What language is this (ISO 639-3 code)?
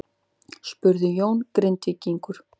isl